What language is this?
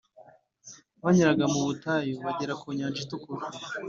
Kinyarwanda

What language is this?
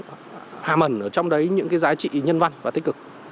Vietnamese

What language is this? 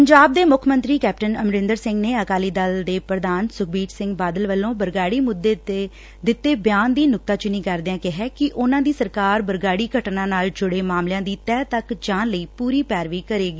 Punjabi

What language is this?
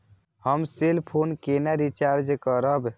Maithili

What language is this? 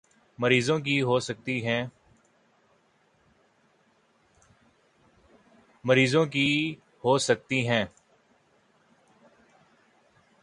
Urdu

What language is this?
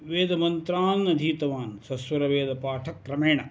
Sanskrit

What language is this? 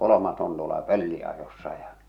Finnish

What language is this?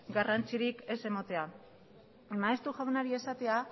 Basque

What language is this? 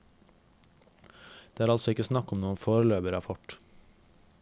Norwegian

